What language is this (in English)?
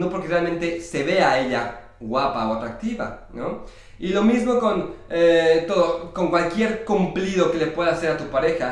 Spanish